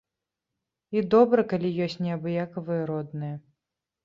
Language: Belarusian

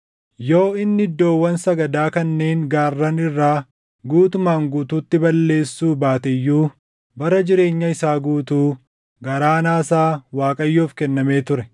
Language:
Oromo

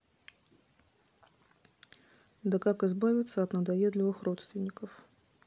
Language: Russian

